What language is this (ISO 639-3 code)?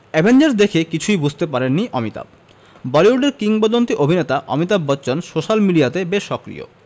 ben